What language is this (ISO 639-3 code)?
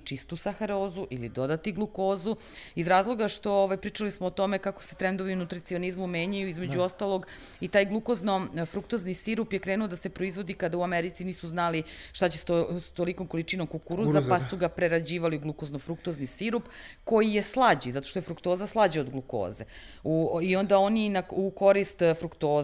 hrv